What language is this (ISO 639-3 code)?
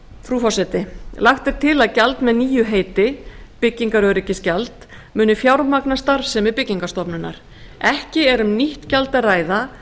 isl